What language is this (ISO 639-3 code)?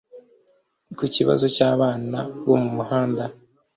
kin